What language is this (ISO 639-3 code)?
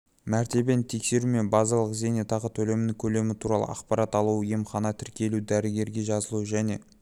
kaz